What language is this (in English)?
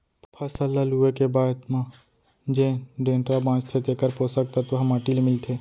Chhattisgarhi